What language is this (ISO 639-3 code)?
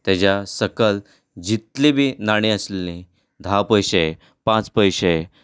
kok